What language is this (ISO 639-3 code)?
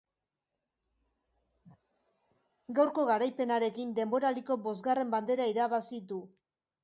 eus